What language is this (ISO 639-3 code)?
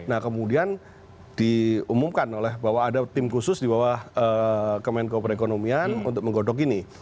ind